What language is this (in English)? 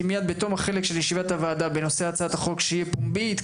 Hebrew